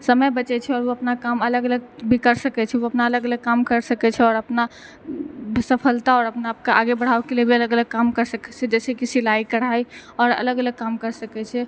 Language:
Maithili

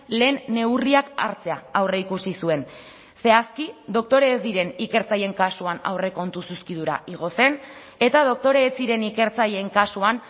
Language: Basque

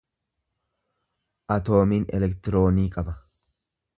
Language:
Oromo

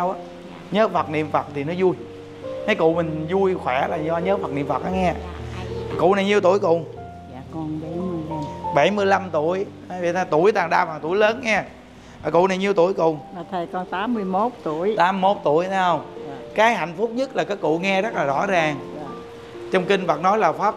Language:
Vietnamese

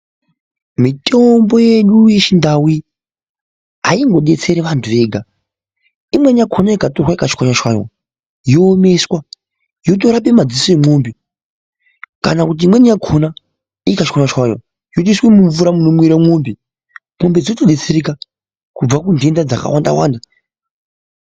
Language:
Ndau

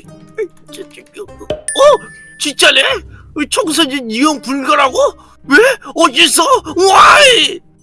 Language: Korean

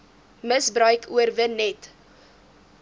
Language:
Afrikaans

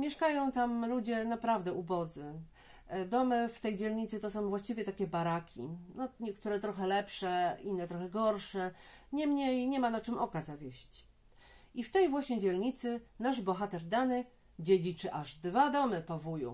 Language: Polish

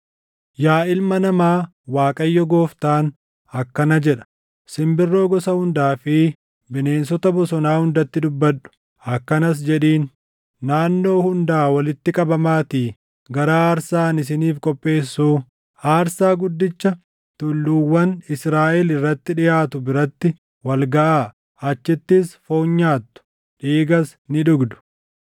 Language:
Oromo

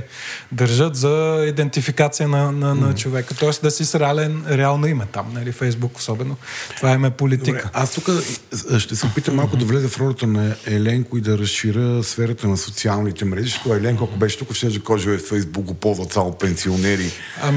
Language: Bulgarian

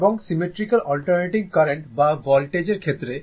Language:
Bangla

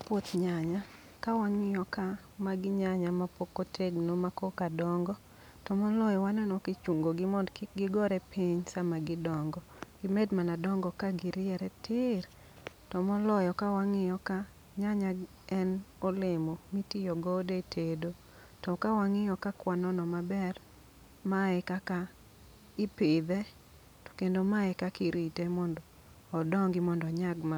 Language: Luo (Kenya and Tanzania)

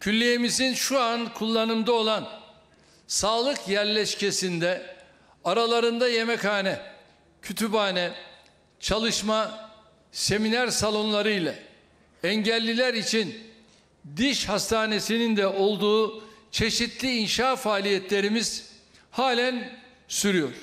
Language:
Turkish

